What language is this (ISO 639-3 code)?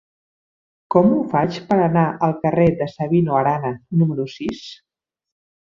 cat